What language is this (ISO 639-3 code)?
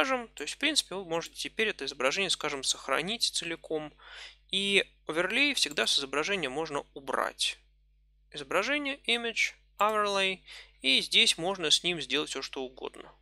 rus